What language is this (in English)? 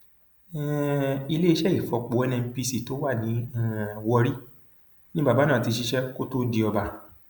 Yoruba